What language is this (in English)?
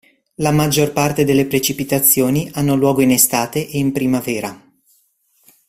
Italian